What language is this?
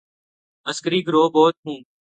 Urdu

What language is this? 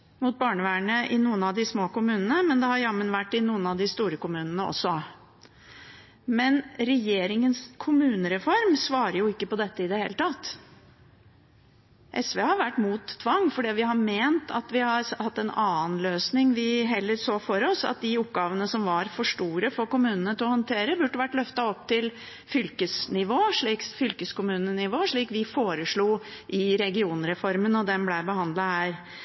Norwegian Bokmål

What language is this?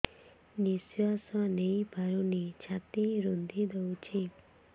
Odia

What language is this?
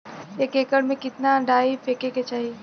Bhojpuri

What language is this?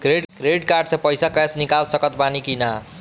Bhojpuri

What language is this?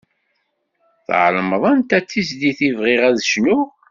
Kabyle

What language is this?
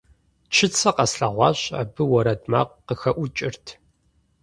Kabardian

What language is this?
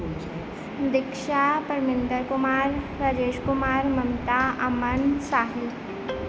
Punjabi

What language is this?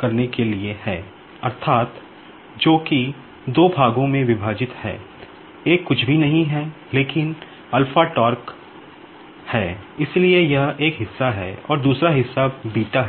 Hindi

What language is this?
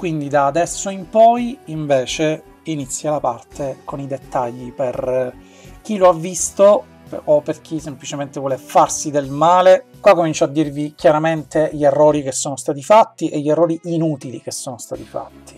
Italian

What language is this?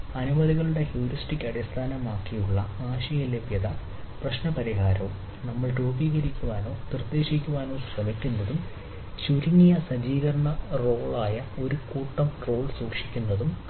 Malayalam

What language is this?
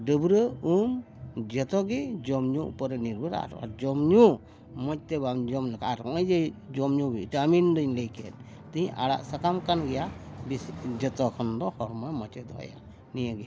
Santali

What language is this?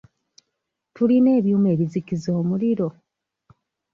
Ganda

